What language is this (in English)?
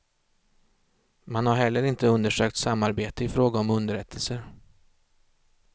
Swedish